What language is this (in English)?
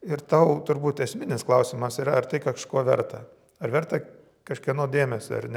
Lithuanian